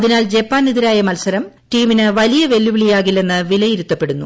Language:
Malayalam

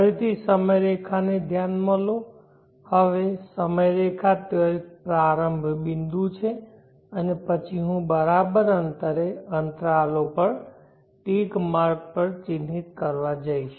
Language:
Gujarati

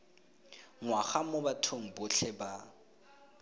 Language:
Tswana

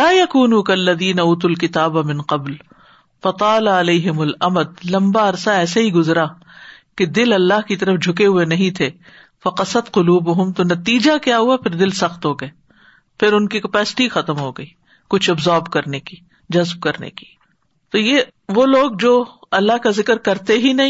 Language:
Urdu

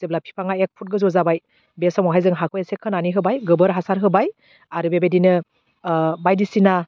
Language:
Bodo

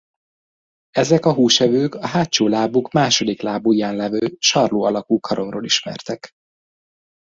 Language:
Hungarian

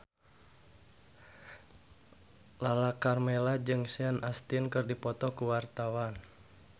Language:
Sundanese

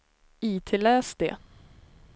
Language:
Swedish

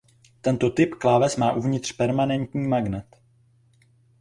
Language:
Czech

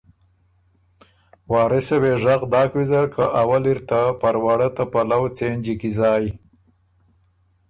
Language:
Ormuri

